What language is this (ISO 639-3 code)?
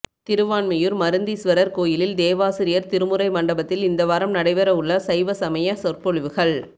tam